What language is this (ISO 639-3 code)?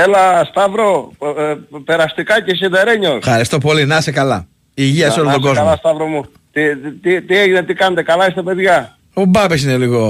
ell